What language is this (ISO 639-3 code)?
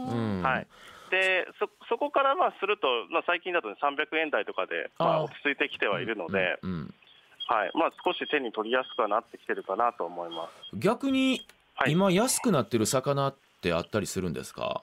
jpn